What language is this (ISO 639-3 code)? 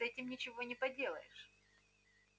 rus